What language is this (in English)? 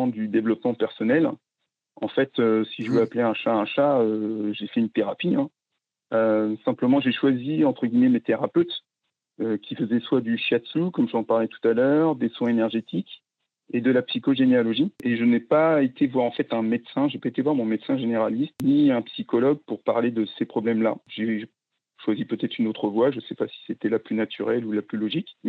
French